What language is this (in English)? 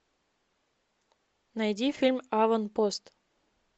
Russian